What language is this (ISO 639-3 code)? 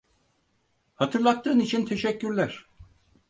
tur